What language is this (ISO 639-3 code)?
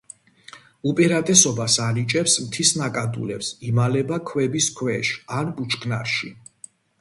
kat